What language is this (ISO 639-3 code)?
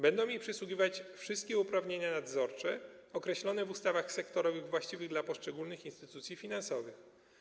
pol